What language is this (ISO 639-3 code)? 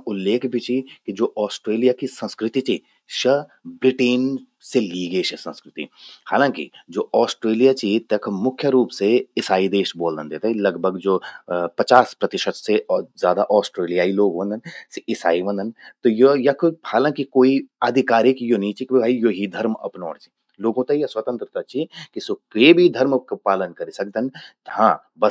gbm